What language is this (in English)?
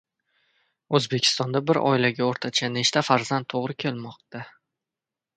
Uzbek